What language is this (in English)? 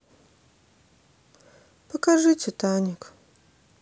Russian